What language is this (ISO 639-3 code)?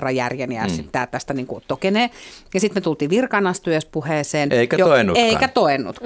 fin